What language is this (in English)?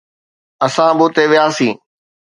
Sindhi